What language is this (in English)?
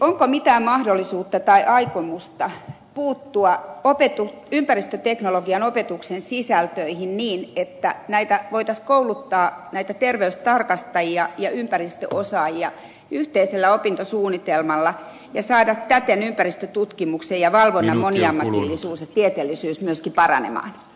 Finnish